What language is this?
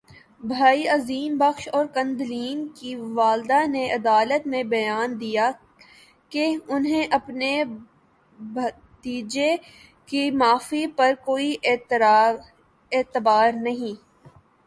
Urdu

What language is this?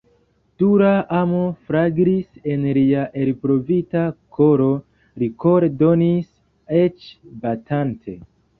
Esperanto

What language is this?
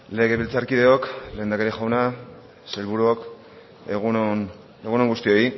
Basque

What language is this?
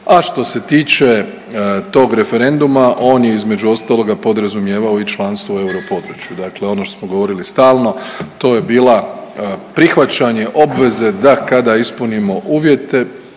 Croatian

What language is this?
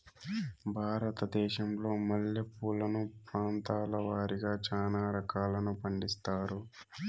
Telugu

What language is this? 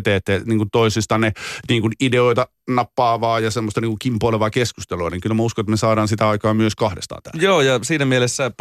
Finnish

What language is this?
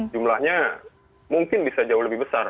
Indonesian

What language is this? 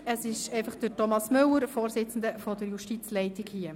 Swiss German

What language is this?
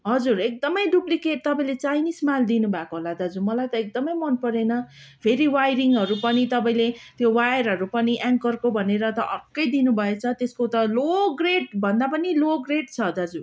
Nepali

